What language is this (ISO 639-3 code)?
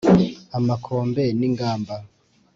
kin